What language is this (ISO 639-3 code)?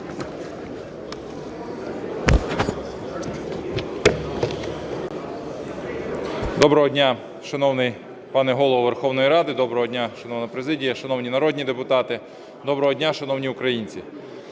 ukr